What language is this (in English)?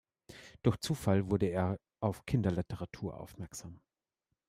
German